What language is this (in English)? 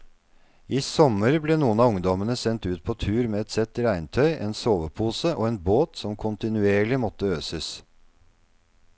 Norwegian